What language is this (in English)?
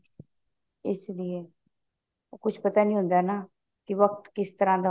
Punjabi